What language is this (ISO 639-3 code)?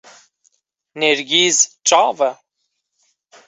kur